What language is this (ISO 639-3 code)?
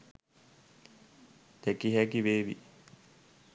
sin